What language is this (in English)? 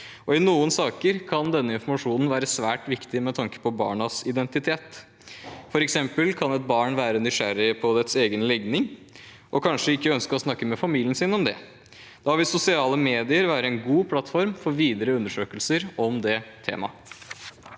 Norwegian